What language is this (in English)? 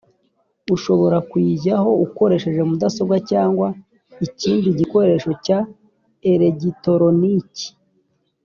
Kinyarwanda